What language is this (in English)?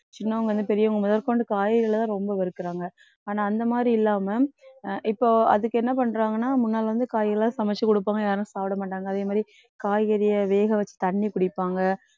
Tamil